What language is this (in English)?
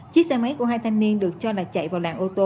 Vietnamese